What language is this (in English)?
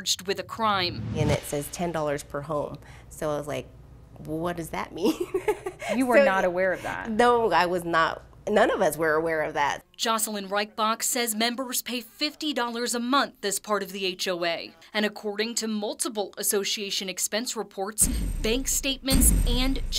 English